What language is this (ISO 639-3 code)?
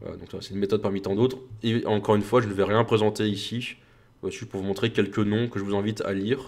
fra